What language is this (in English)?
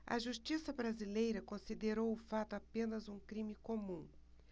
Portuguese